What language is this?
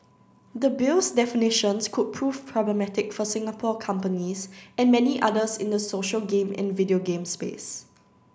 English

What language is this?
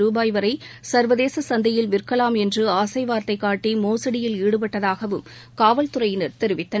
Tamil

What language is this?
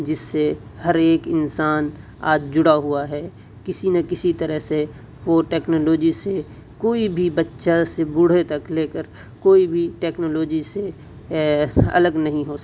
Urdu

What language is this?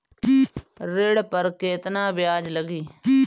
Bhojpuri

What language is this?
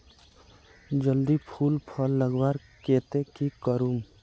Magahi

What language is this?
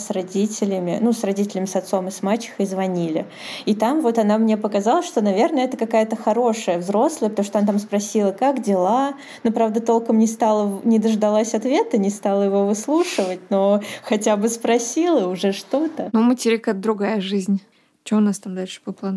Russian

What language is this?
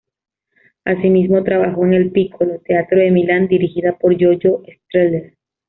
Spanish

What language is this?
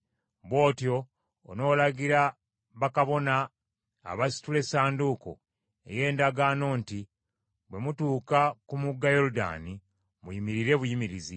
Ganda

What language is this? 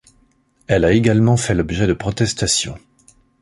French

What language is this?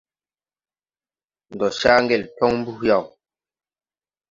Tupuri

